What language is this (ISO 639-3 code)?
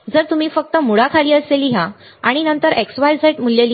mar